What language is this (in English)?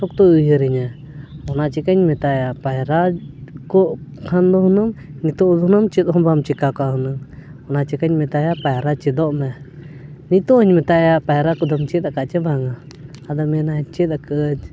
Santali